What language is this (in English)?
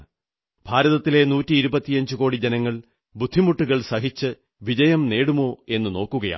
Malayalam